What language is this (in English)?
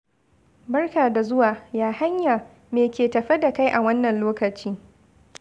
Hausa